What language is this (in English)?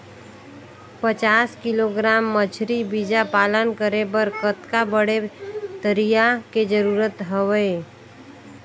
Chhattisgarhi